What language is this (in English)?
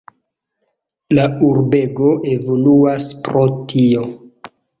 Esperanto